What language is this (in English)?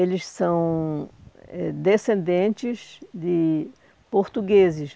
Portuguese